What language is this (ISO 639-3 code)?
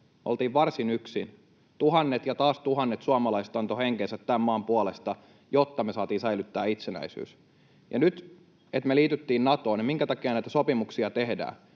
fin